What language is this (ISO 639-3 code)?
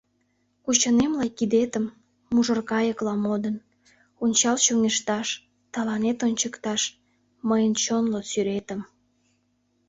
chm